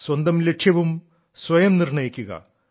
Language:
Malayalam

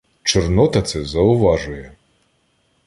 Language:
Ukrainian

